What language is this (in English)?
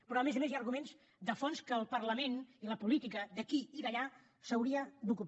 Catalan